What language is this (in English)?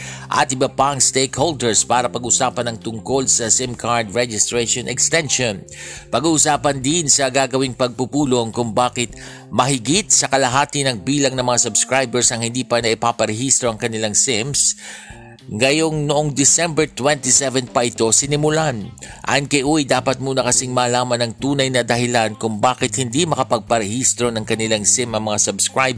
Filipino